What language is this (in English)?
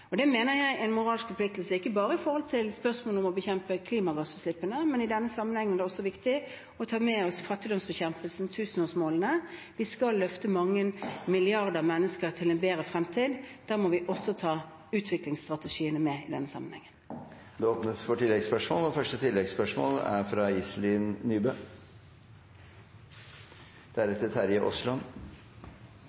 Norwegian